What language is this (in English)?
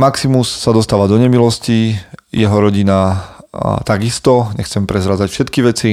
Slovak